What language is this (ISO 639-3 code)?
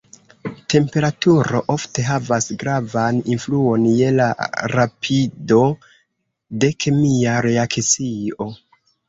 epo